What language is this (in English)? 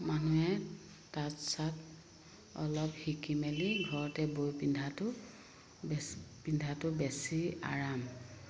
Assamese